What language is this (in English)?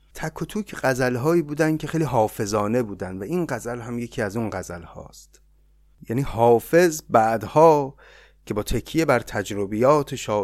Persian